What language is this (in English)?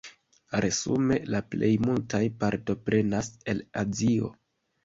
Esperanto